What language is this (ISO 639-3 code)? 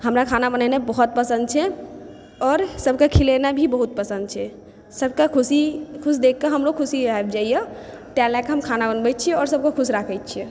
mai